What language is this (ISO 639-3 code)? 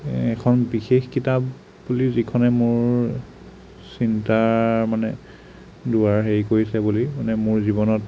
asm